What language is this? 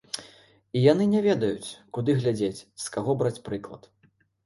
Belarusian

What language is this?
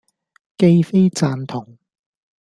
Cantonese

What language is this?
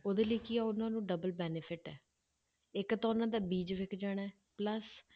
Punjabi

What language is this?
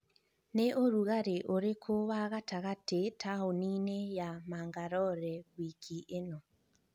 Kikuyu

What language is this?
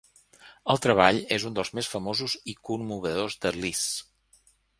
Catalan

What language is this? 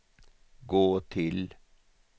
Swedish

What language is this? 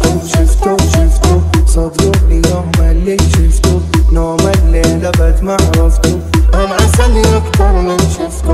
Arabic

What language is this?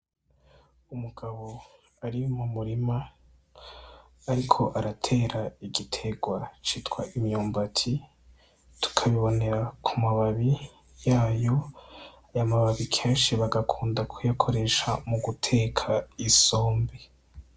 Rundi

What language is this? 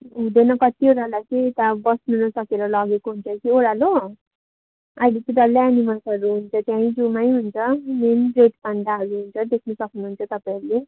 Nepali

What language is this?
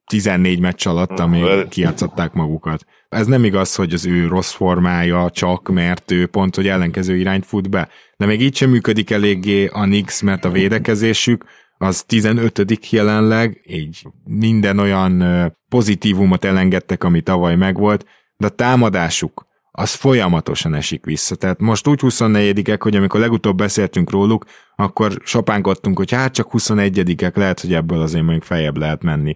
Hungarian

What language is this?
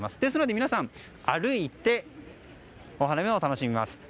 Japanese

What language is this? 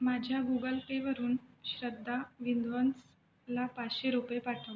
Marathi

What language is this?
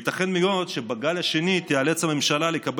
Hebrew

